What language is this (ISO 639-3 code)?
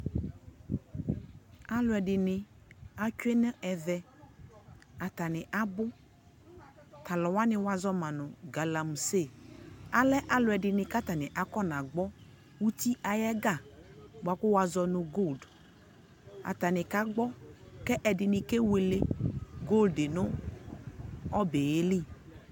kpo